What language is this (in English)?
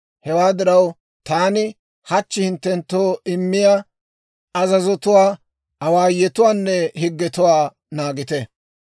Dawro